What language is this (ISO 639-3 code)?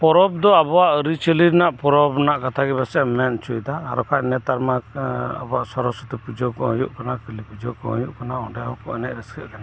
sat